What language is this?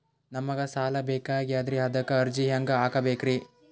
Kannada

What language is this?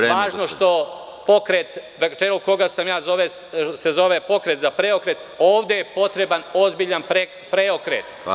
Serbian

